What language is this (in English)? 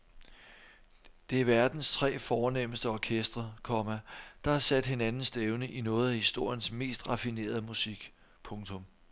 Danish